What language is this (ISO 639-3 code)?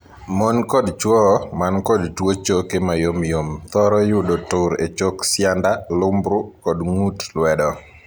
luo